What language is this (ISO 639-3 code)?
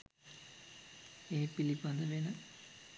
sin